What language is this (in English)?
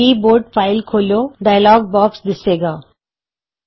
Punjabi